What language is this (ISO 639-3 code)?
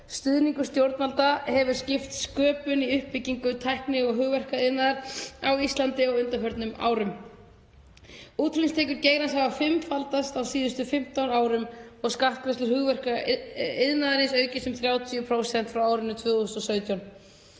isl